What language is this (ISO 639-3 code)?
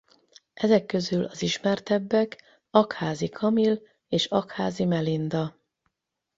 hun